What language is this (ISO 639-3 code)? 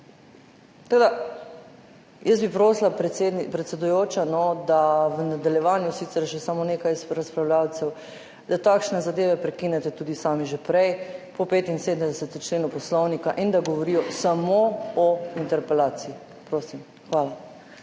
slv